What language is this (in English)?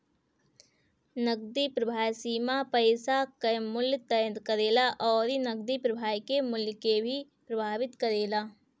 Bhojpuri